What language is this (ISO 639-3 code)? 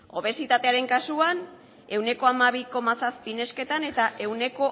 eus